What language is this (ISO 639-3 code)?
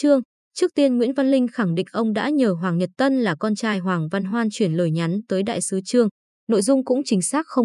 vie